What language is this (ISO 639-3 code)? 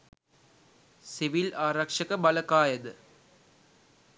sin